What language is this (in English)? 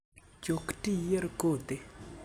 Luo (Kenya and Tanzania)